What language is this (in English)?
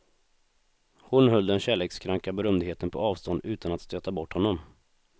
Swedish